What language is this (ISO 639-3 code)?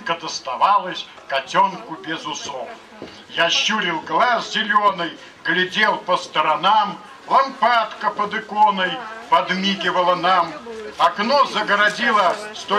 rus